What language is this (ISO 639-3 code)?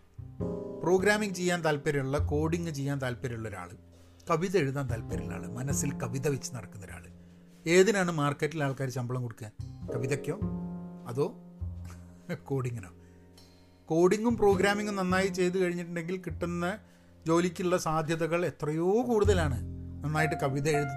mal